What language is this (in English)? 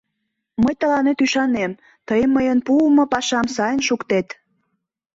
Mari